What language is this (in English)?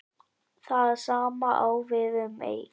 Icelandic